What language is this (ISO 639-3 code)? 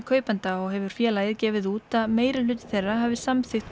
isl